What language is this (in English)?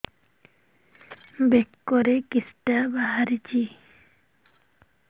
Odia